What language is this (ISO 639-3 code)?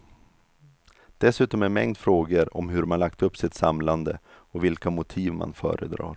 swe